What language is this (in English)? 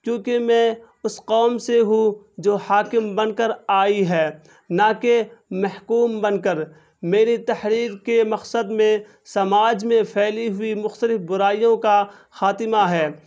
Urdu